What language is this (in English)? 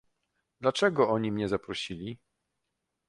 Polish